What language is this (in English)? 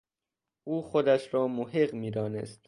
Persian